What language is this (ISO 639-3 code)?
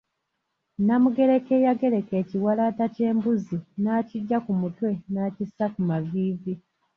lug